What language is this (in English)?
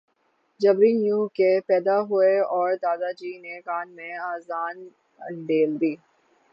Urdu